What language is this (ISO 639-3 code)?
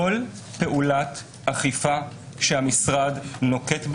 heb